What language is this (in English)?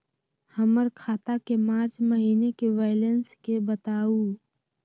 Magahi